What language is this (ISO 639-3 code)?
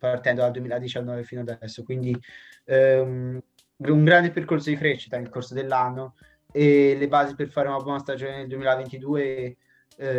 ita